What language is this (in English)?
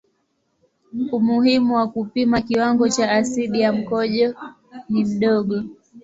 Swahili